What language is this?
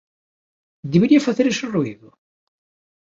Galician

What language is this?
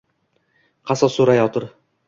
Uzbek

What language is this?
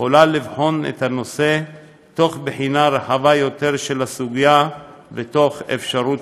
Hebrew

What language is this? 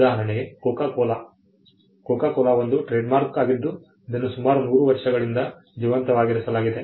Kannada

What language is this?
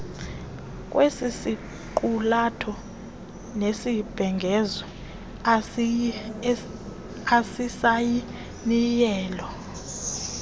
Xhosa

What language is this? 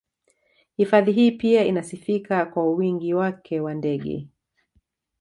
Swahili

